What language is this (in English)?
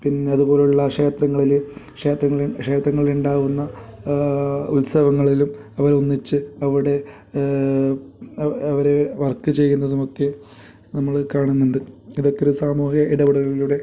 Malayalam